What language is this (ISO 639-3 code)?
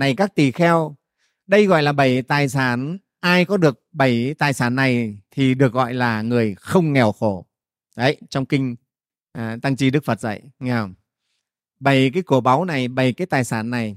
vie